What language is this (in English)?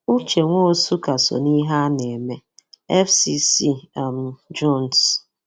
Igbo